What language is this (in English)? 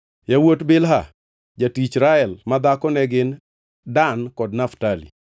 Luo (Kenya and Tanzania)